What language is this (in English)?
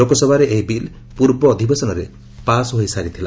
Odia